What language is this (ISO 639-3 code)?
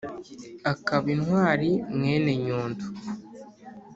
kin